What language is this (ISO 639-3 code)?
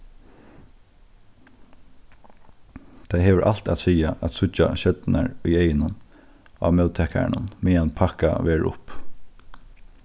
fao